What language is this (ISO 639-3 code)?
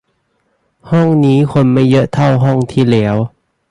tha